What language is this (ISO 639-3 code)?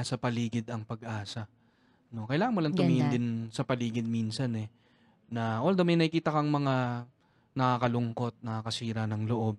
fil